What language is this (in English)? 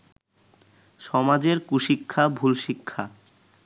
Bangla